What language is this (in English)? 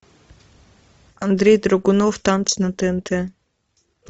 Russian